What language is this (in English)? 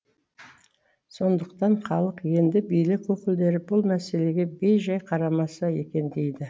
Kazakh